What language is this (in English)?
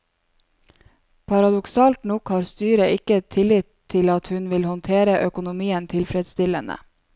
Norwegian